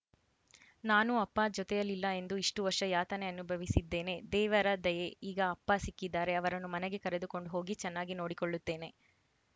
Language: Kannada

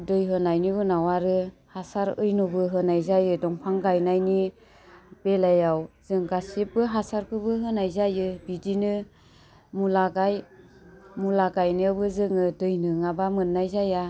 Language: Bodo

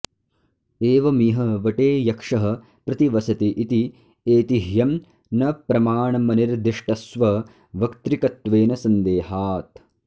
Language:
Sanskrit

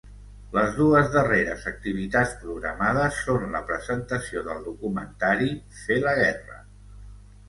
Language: Catalan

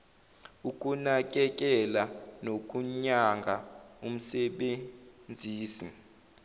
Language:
Zulu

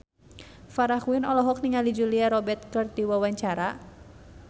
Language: Sundanese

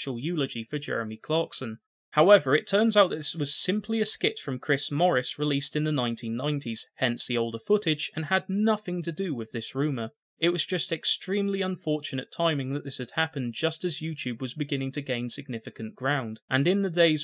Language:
English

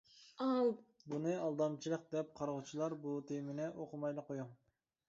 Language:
Uyghur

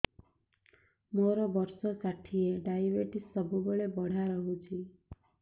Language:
Odia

